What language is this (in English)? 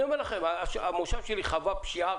Hebrew